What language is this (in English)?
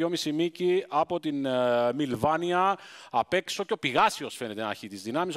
Greek